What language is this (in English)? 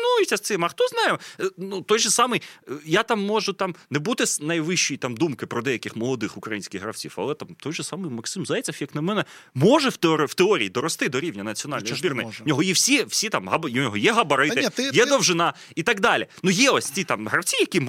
Ukrainian